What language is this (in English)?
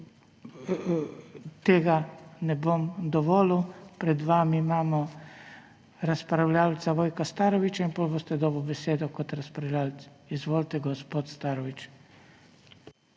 Slovenian